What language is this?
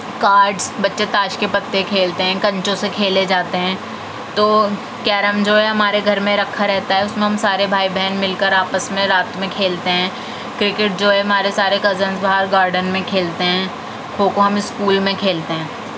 Urdu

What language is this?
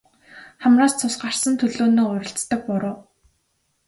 Mongolian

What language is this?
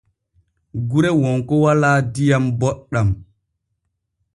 Borgu Fulfulde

